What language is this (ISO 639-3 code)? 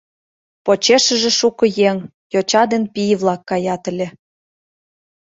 chm